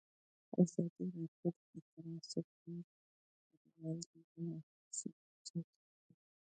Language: Pashto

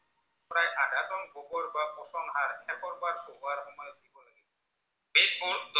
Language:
Assamese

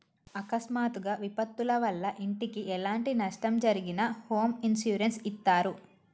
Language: Telugu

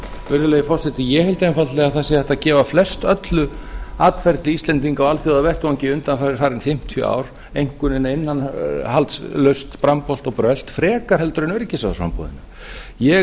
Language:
Icelandic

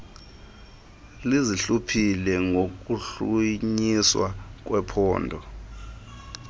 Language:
Xhosa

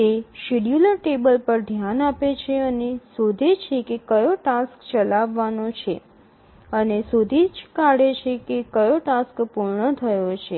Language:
Gujarati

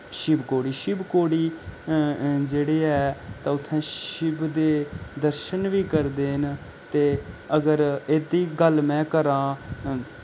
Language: Dogri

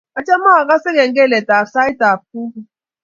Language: Kalenjin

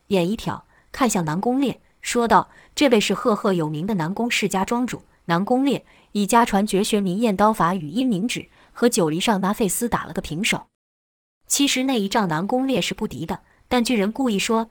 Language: Chinese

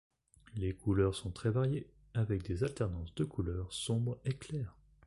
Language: French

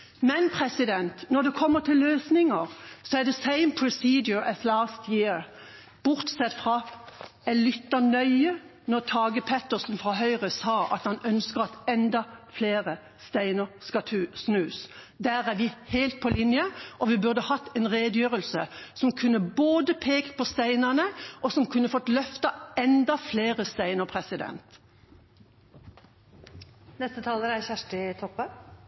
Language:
Norwegian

